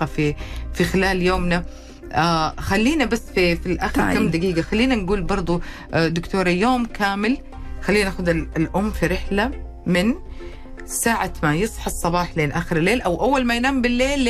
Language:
Arabic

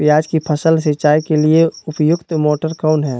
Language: Magahi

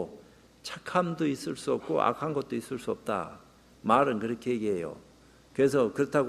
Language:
Korean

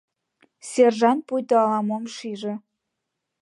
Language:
Mari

